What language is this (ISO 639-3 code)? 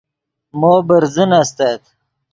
ydg